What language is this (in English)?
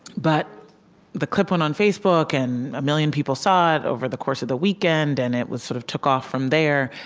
English